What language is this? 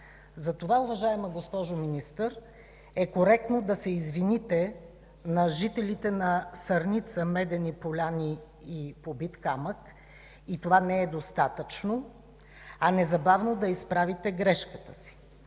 Bulgarian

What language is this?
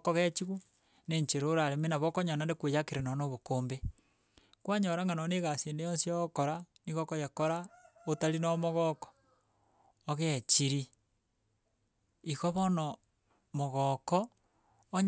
Gusii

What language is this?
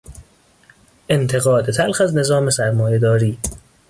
Persian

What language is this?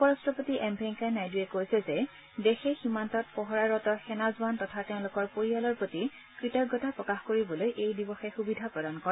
Assamese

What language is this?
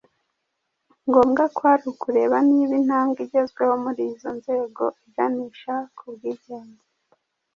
Kinyarwanda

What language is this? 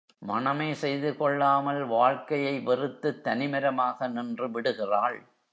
Tamil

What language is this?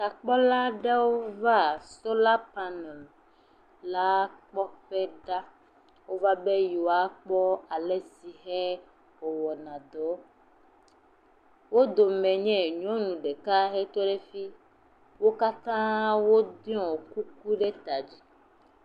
Ewe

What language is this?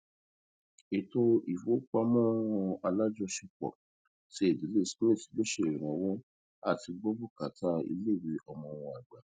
Yoruba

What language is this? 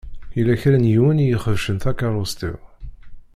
Kabyle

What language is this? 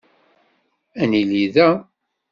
Kabyle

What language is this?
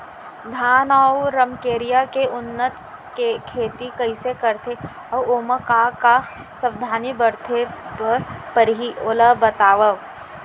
Chhattisgarhi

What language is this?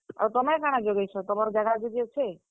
Odia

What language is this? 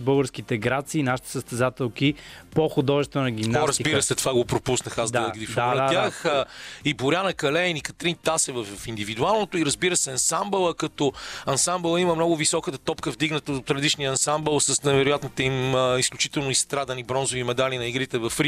Bulgarian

